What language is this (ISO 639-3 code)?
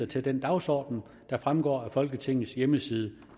dan